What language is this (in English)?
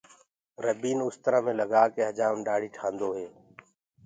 Gurgula